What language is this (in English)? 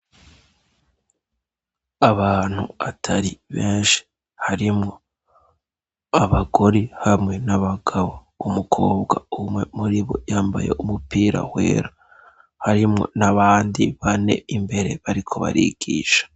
Rundi